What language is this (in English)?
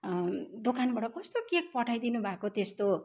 Nepali